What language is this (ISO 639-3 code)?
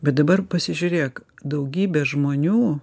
lit